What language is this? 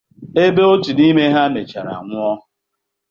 Igbo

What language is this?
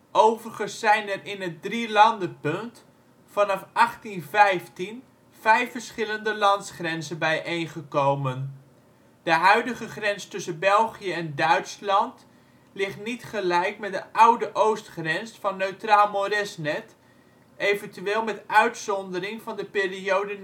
Dutch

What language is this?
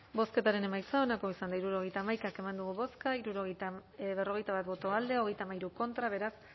Basque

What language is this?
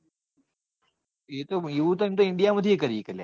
Gujarati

